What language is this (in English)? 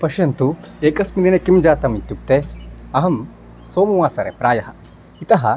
Sanskrit